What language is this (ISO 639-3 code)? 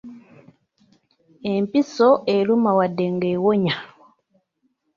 lug